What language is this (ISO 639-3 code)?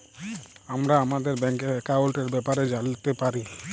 ben